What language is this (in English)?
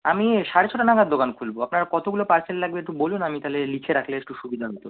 Bangla